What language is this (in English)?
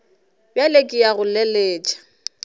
Northern Sotho